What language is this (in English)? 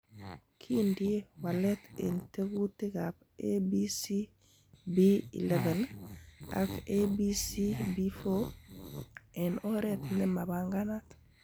Kalenjin